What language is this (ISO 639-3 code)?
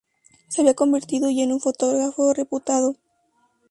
spa